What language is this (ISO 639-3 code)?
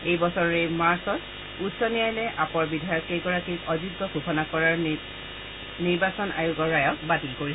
asm